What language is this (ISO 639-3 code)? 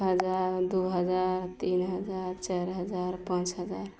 mai